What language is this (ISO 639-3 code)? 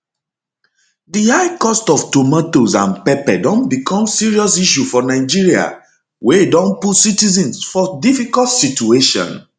pcm